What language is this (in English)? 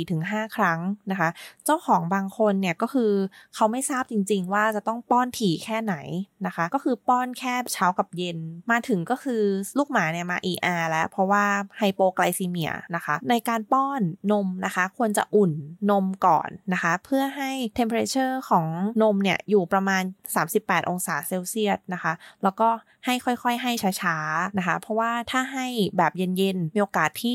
Thai